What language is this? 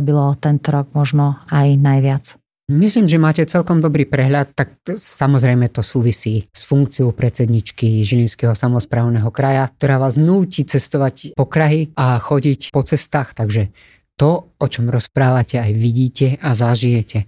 Slovak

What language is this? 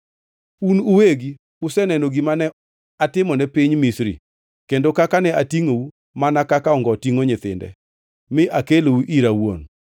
Luo (Kenya and Tanzania)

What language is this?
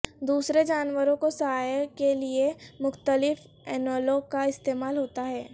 Urdu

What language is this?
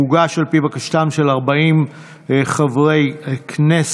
Hebrew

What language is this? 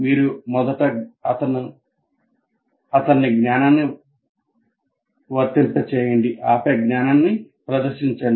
Telugu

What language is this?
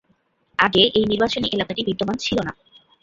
Bangla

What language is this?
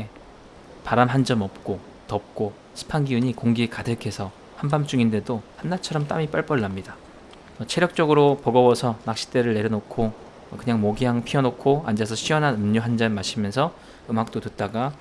Korean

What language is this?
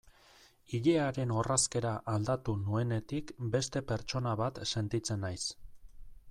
Basque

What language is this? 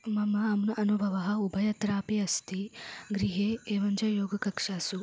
Sanskrit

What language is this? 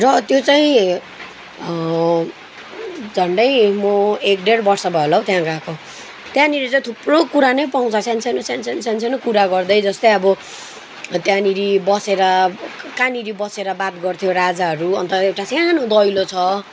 Nepali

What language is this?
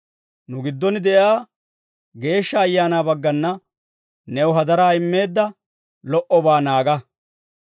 Dawro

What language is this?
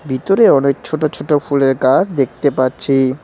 Bangla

